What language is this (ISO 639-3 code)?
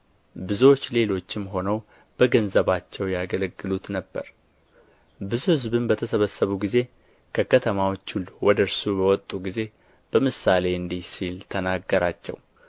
amh